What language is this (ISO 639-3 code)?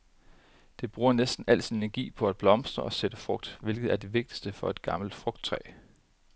dan